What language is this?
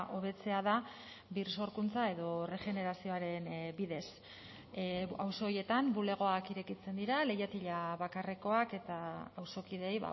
Basque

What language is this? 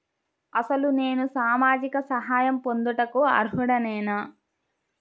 Telugu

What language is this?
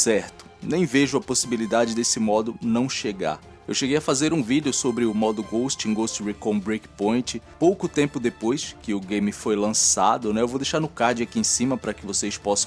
Portuguese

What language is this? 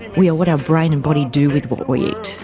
English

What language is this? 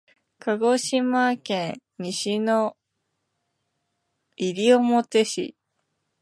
Japanese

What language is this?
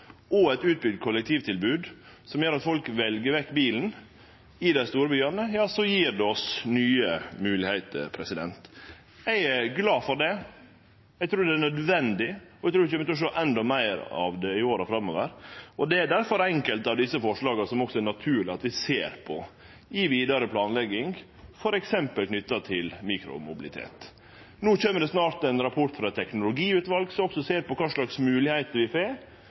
Norwegian Nynorsk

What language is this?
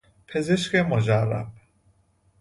Persian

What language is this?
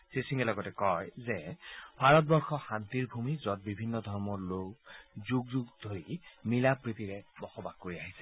Assamese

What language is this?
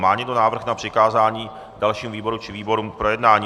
Czech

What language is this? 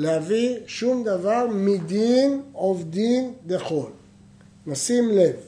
Hebrew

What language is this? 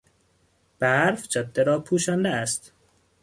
Persian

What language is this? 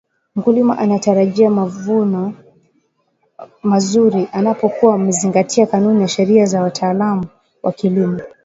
Swahili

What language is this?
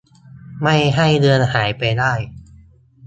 Thai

